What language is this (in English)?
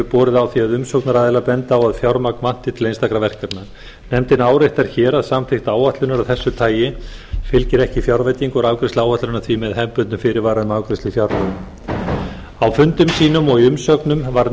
Icelandic